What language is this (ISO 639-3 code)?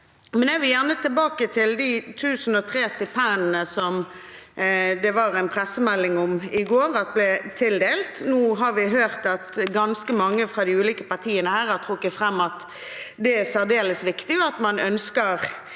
nor